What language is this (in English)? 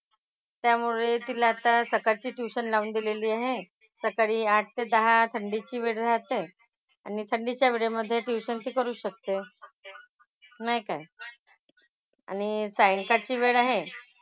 Marathi